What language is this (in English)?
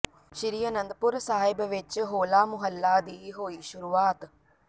Punjabi